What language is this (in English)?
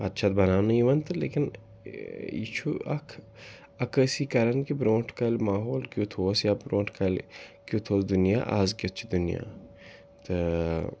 Kashmiri